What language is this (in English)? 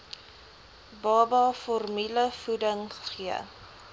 Afrikaans